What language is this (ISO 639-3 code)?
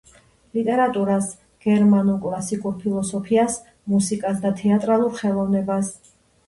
kat